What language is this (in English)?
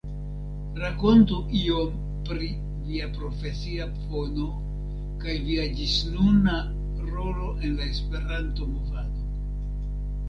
Esperanto